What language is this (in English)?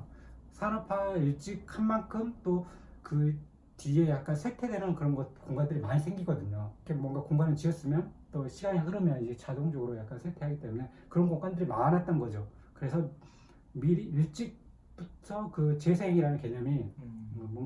Korean